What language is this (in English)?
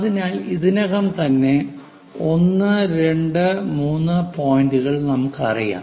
Malayalam